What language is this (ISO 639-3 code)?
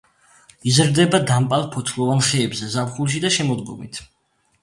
kat